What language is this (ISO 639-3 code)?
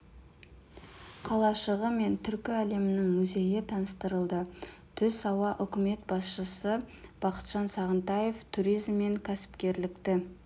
kaz